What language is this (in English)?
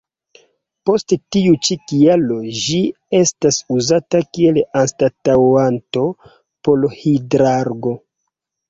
Esperanto